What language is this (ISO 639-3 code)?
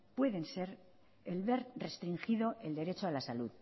spa